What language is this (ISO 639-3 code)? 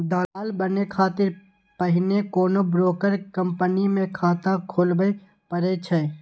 mai